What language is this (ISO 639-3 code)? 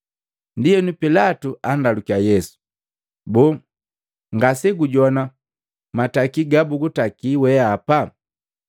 mgv